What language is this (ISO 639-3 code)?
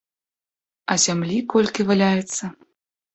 bel